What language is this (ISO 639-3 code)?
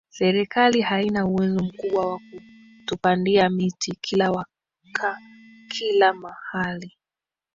swa